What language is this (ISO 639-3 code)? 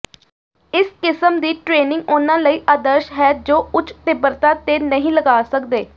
pan